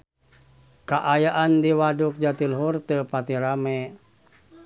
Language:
Sundanese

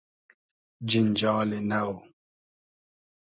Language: Hazaragi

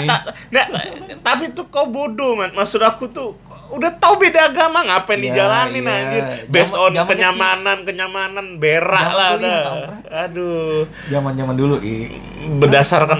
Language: Indonesian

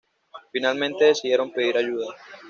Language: Spanish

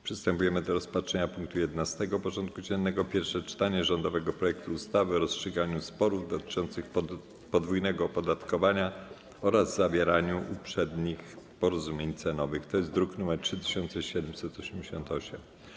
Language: Polish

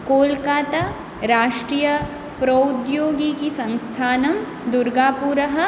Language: Sanskrit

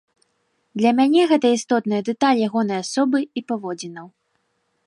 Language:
Belarusian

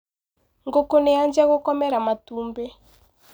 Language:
Kikuyu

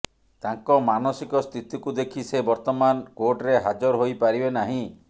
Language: Odia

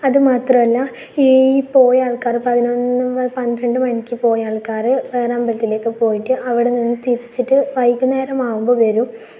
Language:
Malayalam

